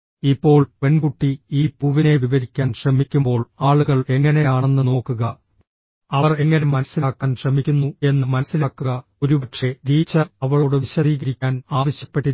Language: Malayalam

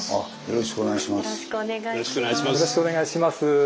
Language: Japanese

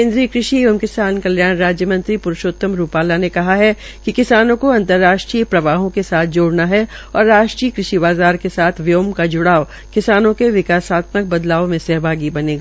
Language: Hindi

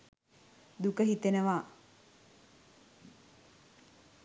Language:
Sinhala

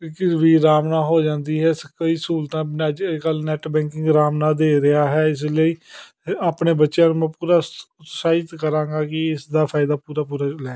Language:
Punjabi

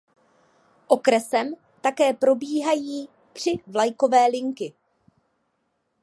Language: Czech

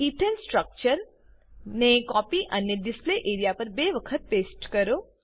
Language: Gujarati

